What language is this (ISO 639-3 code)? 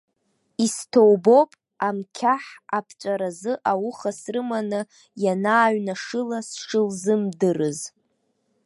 abk